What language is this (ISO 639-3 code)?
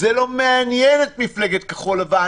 heb